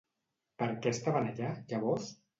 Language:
Catalan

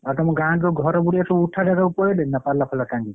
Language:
Odia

